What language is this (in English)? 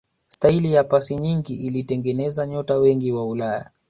Swahili